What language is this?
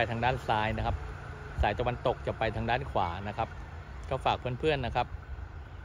Thai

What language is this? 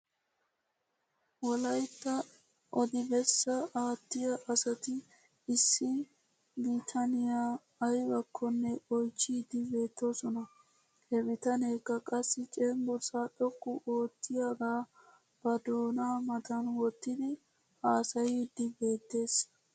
Wolaytta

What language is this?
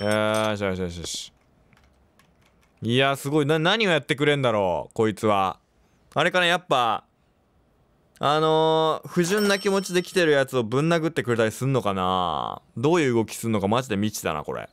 Japanese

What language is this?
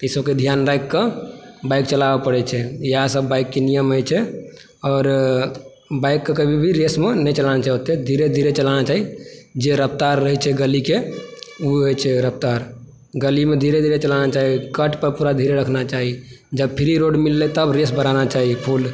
Maithili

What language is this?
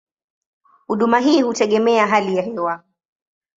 Swahili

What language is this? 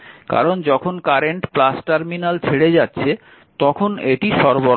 Bangla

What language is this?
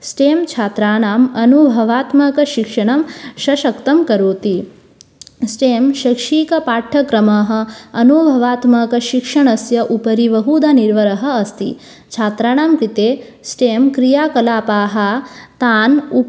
Sanskrit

